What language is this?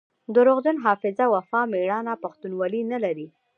Pashto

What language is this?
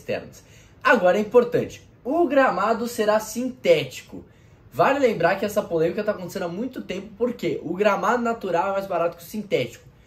Portuguese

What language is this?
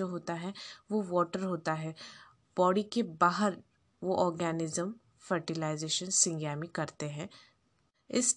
Hindi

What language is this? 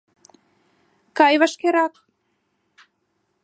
Mari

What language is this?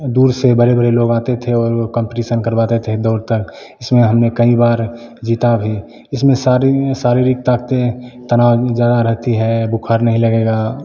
Hindi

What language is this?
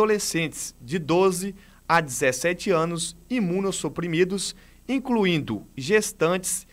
Portuguese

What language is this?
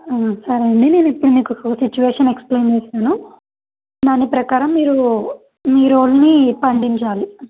Telugu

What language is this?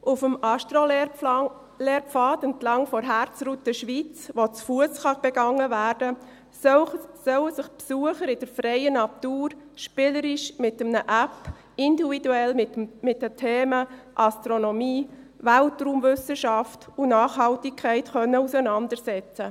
Swiss German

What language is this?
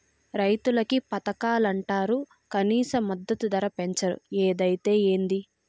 Telugu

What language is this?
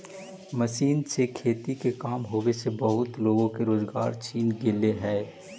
Magahi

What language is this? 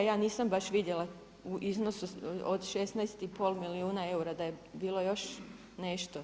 Croatian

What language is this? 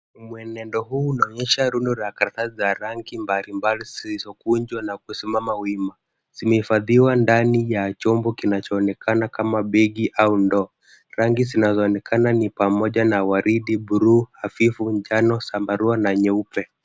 Swahili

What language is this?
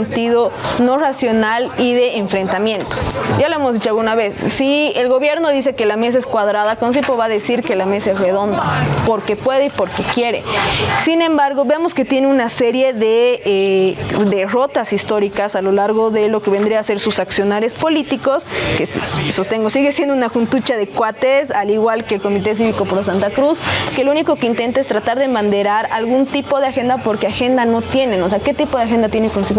Spanish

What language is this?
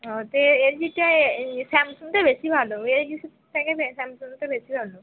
Bangla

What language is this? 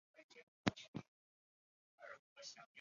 Chinese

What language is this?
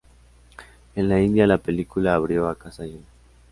Spanish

